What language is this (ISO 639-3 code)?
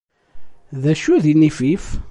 kab